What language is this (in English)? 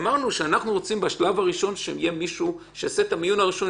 Hebrew